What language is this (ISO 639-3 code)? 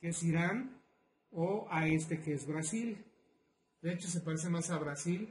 spa